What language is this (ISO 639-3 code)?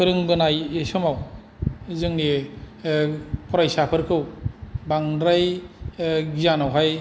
brx